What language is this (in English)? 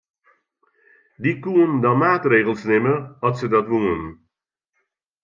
Western Frisian